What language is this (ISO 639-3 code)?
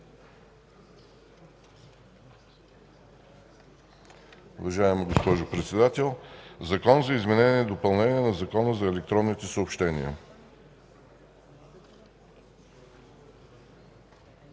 bul